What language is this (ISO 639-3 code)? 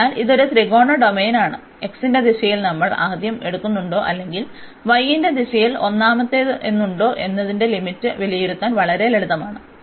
mal